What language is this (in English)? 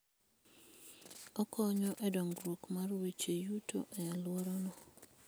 Luo (Kenya and Tanzania)